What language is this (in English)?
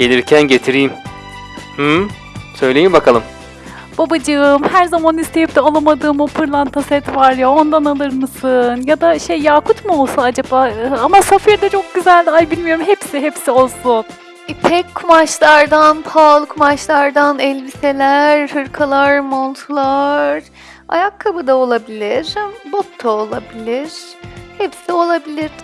Turkish